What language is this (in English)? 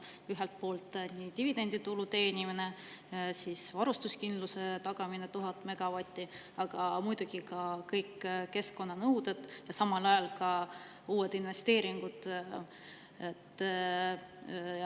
Estonian